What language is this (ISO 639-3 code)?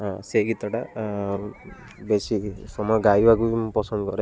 ori